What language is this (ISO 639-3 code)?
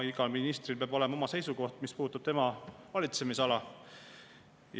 est